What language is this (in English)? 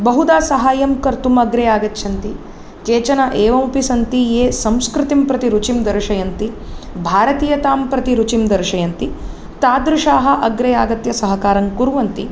Sanskrit